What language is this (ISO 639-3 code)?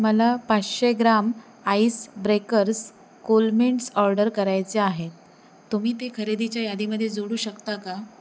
mar